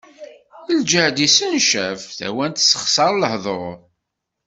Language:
Kabyle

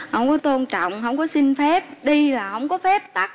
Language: Vietnamese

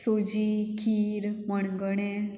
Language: Konkani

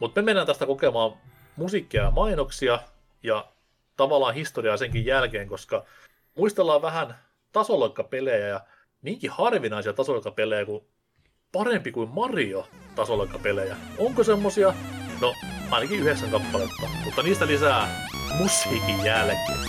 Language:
Finnish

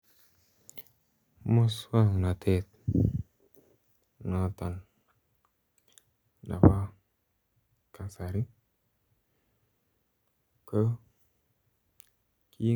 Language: Kalenjin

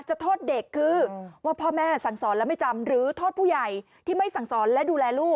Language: Thai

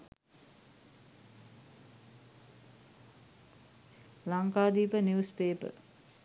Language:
Sinhala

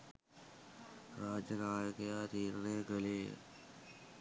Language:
Sinhala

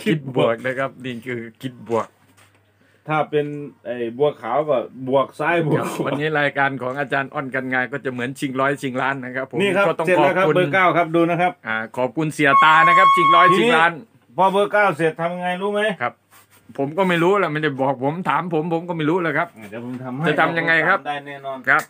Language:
Thai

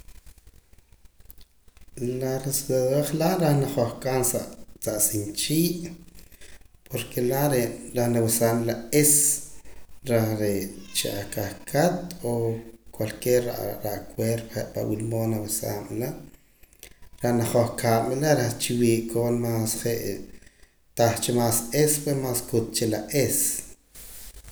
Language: Poqomam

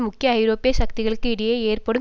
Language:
Tamil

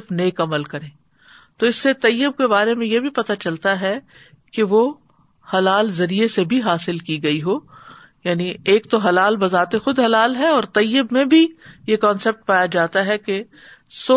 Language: Urdu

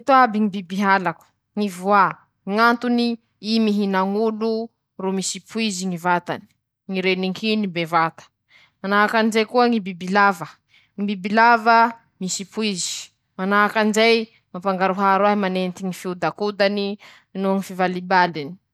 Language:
Masikoro Malagasy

